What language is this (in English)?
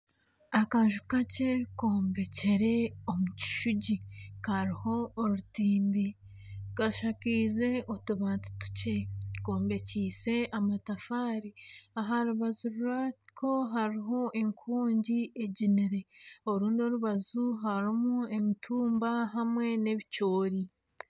Nyankole